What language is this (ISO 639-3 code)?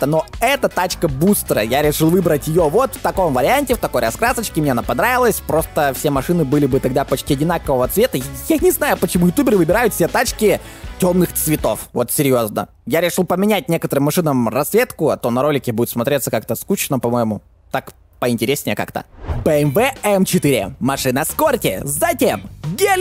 rus